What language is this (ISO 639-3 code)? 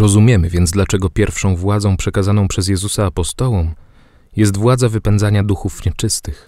pol